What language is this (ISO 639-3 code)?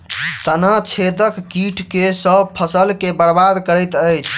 mai